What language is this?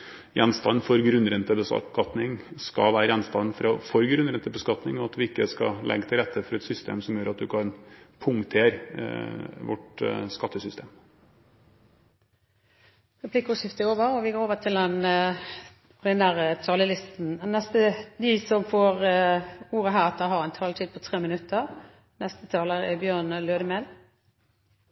Norwegian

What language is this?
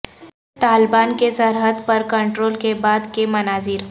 Urdu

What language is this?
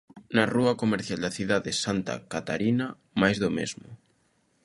Galician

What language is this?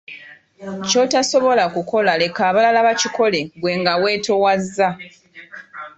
Ganda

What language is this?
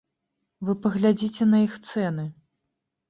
Belarusian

